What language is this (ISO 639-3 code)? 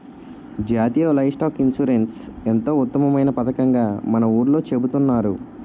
tel